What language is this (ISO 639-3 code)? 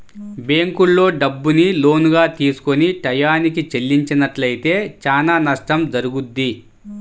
tel